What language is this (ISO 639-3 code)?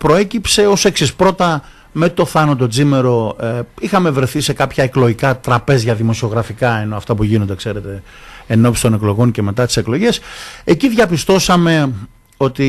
ell